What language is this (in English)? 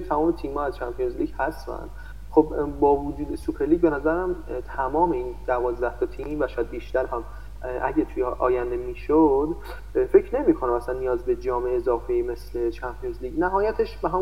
Persian